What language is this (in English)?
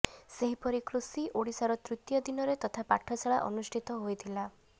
Odia